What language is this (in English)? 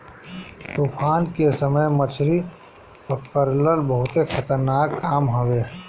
Bhojpuri